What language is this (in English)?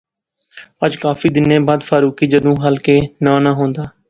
Pahari-Potwari